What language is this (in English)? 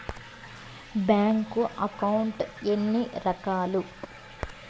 Telugu